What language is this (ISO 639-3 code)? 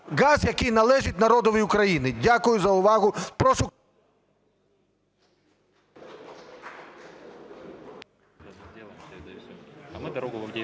ukr